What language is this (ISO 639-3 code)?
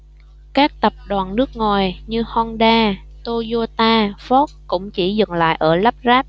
vie